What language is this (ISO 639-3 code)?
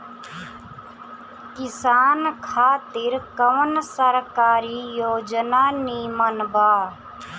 bho